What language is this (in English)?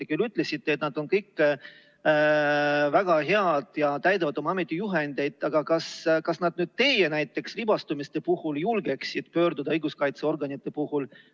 Estonian